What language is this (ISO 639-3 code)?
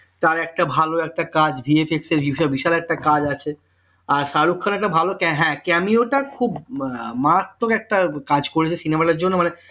ben